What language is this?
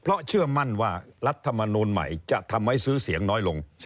Thai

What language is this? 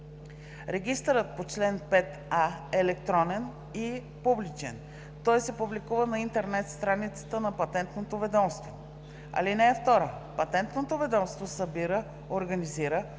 Bulgarian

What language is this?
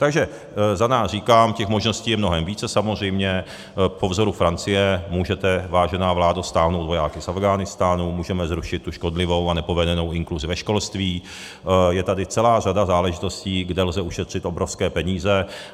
Czech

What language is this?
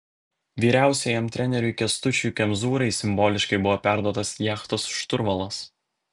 Lithuanian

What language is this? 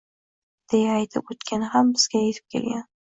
Uzbek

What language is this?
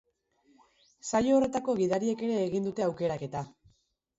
Basque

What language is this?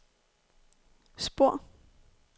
Danish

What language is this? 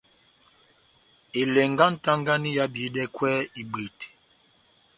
Batanga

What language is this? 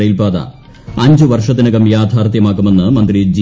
Malayalam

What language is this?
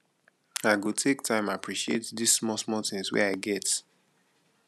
Nigerian Pidgin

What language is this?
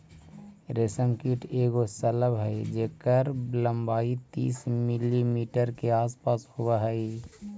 Magahi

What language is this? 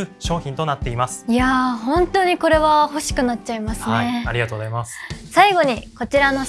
Japanese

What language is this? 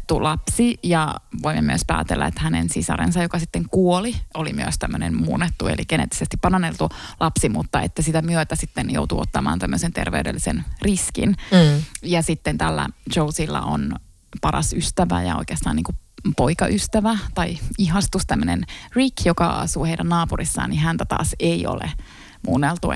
Finnish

